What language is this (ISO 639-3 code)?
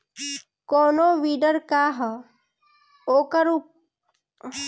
bho